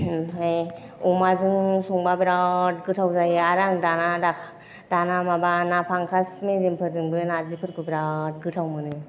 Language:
Bodo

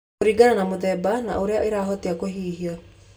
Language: Kikuyu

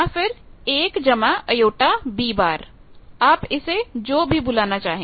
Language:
Hindi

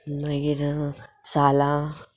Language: Konkani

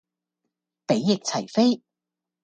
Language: Cantonese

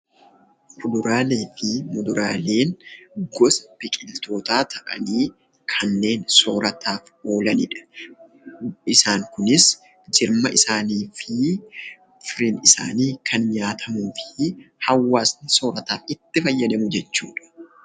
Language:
Oromo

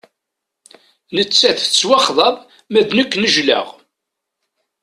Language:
Kabyle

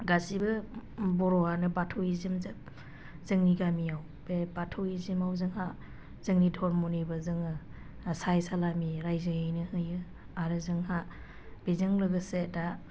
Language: Bodo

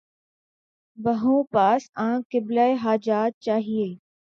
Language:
Urdu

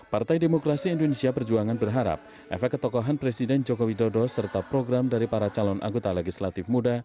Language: Indonesian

